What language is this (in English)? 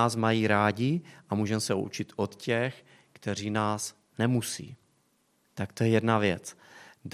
Czech